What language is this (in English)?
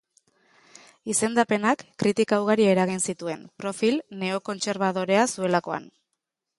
Basque